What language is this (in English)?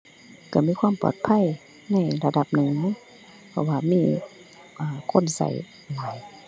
Thai